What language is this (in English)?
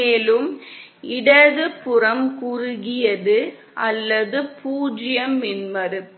Tamil